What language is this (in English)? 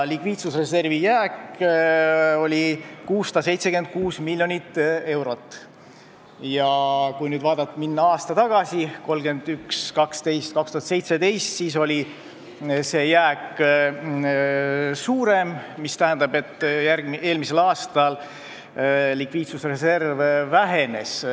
Estonian